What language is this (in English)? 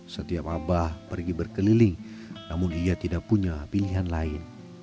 Indonesian